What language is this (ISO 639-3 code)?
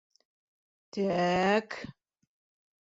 bak